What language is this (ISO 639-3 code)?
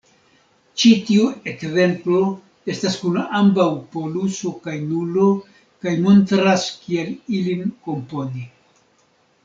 epo